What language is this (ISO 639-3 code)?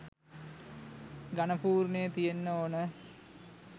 sin